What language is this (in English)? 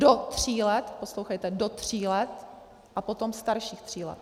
Czech